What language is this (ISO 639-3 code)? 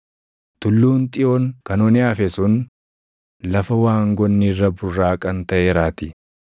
orm